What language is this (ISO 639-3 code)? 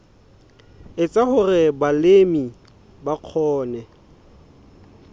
sot